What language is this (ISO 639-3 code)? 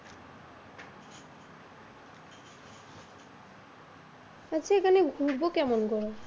ben